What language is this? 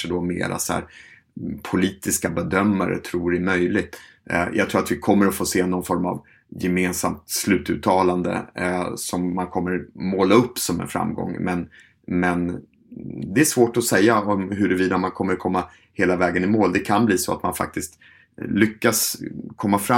Swedish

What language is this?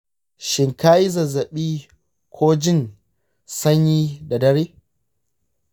Hausa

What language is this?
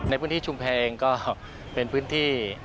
Thai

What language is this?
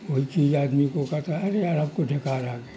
Urdu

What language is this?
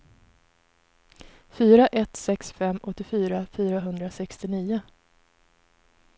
Swedish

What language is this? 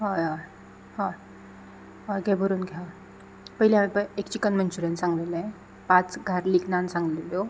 Konkani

